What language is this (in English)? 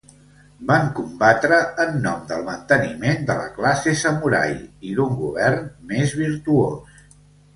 Catalan